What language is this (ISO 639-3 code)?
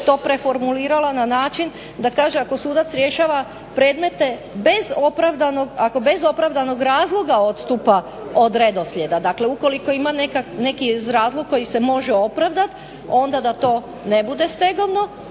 hrv